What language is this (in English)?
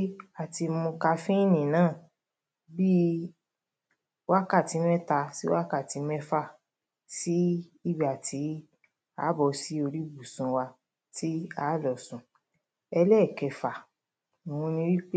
Yoruba